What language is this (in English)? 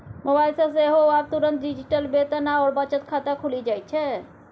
Maithili